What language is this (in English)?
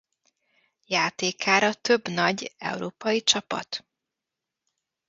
Hungarian